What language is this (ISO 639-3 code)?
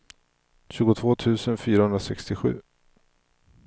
swe